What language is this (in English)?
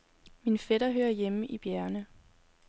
Danish